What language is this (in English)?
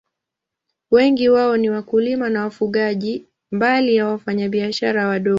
Swahili